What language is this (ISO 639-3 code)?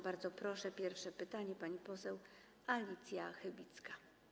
pol